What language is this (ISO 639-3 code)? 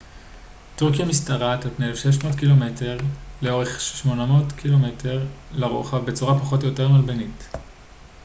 heb